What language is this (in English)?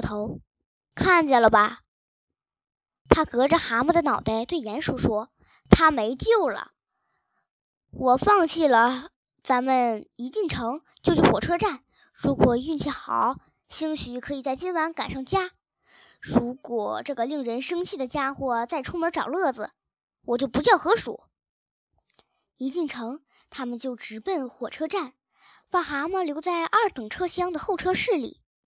Chinese